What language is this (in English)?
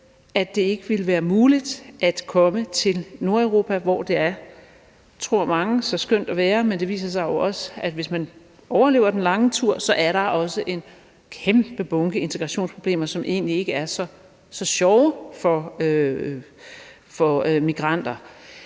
Danish